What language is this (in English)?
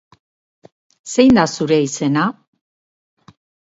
Basque